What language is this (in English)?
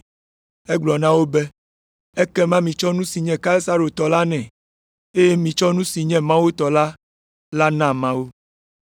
Ewe